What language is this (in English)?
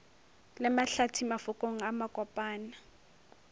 Northern Sotho